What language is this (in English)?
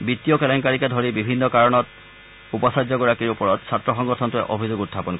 Assamese